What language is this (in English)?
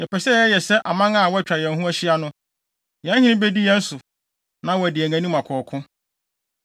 Akan